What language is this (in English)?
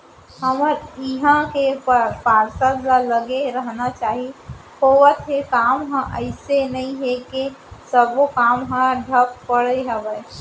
Chhattisgarhi